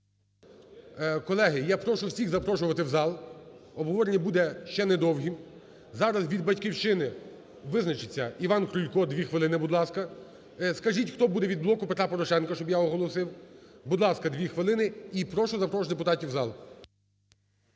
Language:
Ukrainian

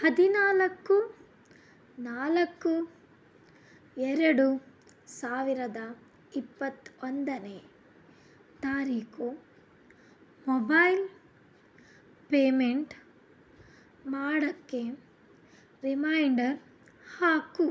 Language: Kannada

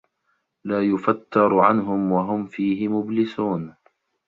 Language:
Arabic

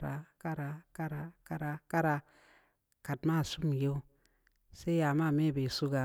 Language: Samba Leko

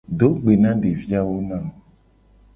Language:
Gen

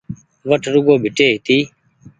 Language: Goaria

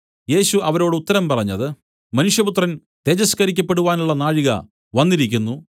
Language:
Malayalam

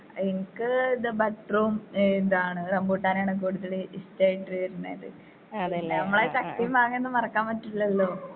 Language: Malayalam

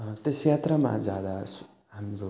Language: Nepali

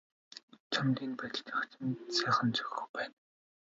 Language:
Mongolian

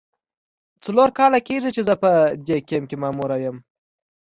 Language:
Pashto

